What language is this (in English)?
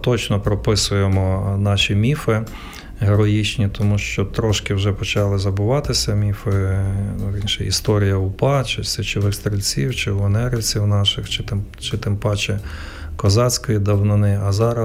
Ukrainian